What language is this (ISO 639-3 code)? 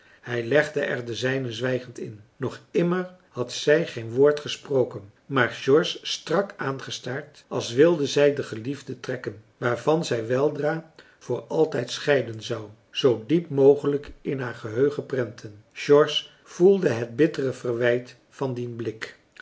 nld